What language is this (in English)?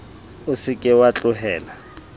Southern Sotho